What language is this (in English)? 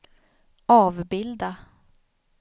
Swedish